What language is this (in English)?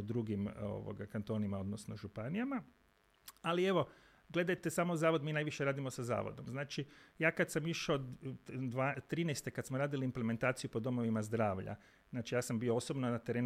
Croatian